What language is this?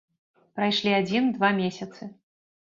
Belarusian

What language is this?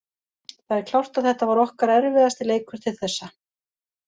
Icelandic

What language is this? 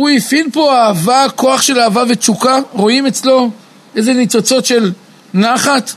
Hebrew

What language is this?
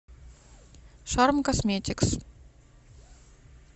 Russian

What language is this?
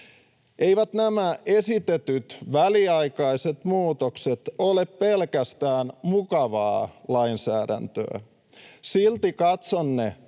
Finnish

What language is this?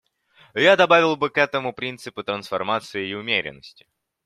Russian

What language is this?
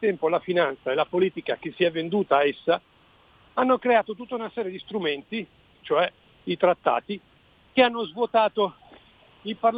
Italian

